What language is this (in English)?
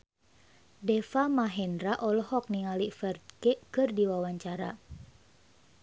Sundanese